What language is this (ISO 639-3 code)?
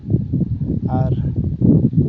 sat